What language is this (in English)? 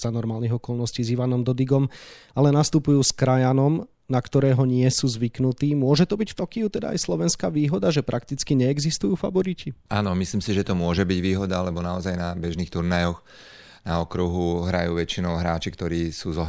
Slovak